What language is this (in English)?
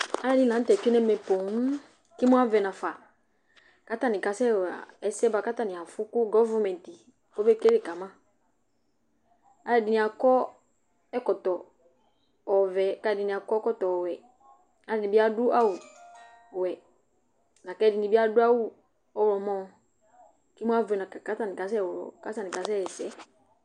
Ikposo